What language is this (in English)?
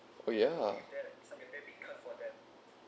English